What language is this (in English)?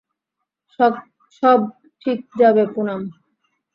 Bangla